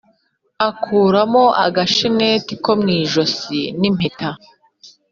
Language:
Kinyarwanda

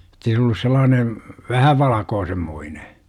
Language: Finnish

